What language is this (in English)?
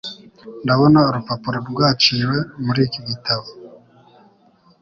Kinyarwanda